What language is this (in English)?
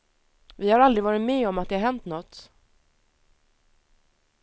Swedish